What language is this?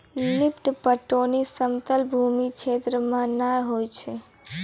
Maithili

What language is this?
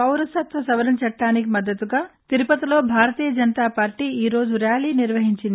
Telugu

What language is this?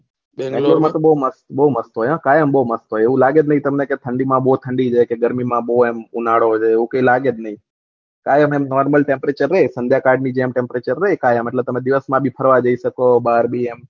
Gujarati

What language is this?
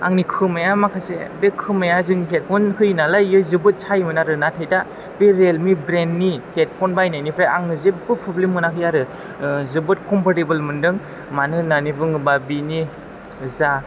Bodo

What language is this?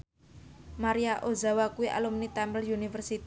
Javanese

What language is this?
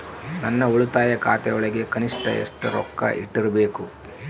Kannada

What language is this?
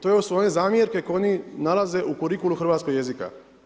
Croatian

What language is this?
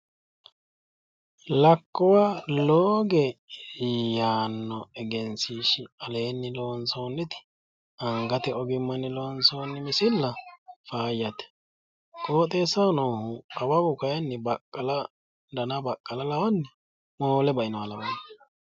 Sidamo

